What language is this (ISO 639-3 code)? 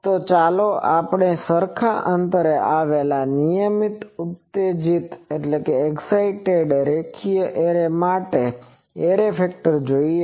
guj